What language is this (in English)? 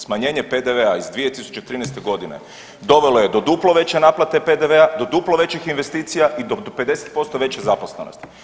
Croatian